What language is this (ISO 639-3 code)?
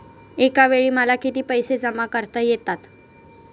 mar